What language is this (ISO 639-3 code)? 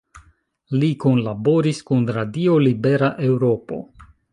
epo